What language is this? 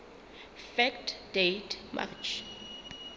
Southern Sotho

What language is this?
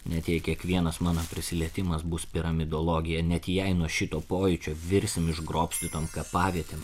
Lithuanian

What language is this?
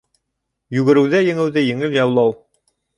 Bashkir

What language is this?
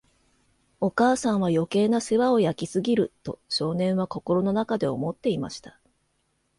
Japanese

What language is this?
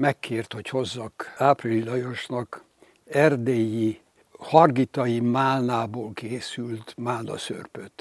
Hungarian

